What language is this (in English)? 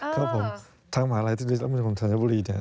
Thai